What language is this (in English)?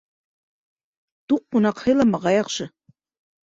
Bashkir